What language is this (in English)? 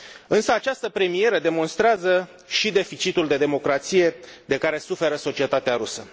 Romanian